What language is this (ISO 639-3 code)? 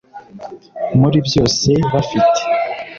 kin